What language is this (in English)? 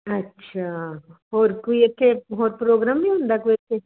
Punjabi